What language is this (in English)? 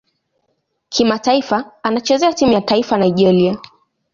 Swahili